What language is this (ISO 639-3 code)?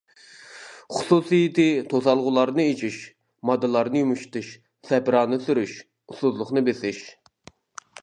uig